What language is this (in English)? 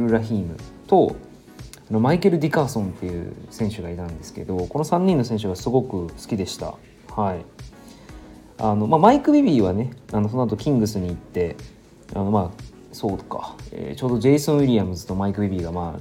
Japanese